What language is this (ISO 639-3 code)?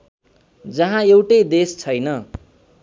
nep